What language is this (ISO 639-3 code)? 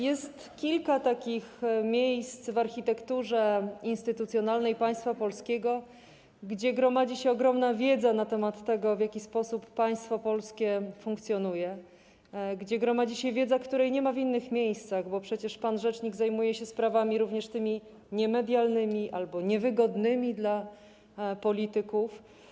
pol